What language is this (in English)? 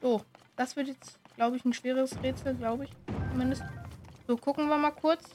German